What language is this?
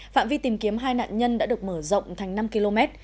Vietnamese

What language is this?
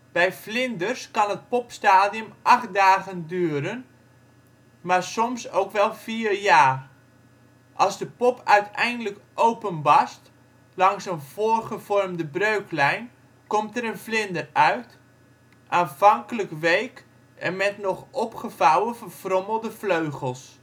Dutch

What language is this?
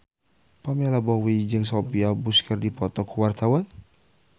Sundanese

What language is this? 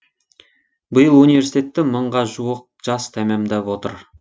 Kazakh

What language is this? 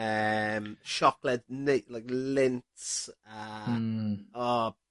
Welsh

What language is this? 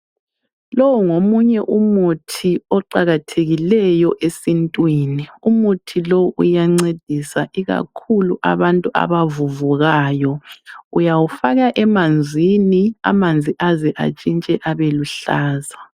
North Ndebele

